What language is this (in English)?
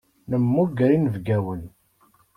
Kabyle